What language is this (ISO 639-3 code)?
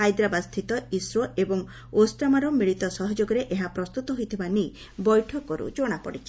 ori